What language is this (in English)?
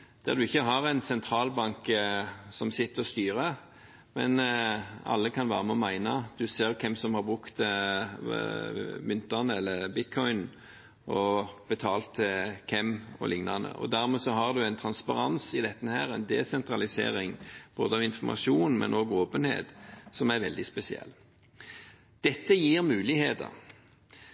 Norwegian Bokmål